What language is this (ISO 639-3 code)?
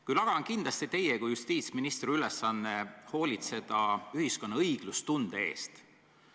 est